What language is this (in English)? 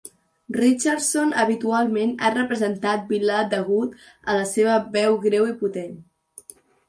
Catalan